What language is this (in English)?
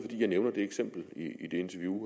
Danish